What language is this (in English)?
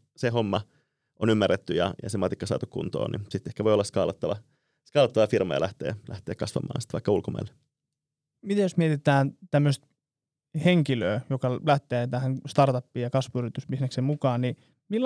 Finnish